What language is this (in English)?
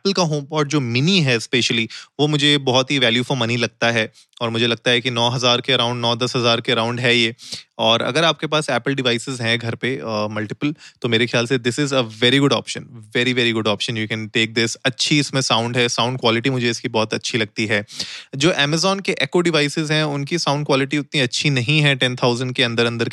Hindi